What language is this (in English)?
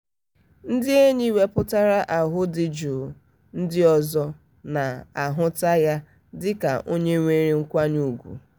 Igbo